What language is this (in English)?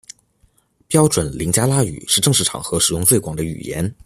Chinese